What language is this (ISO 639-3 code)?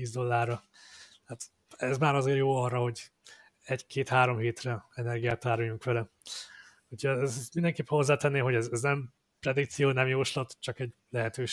hun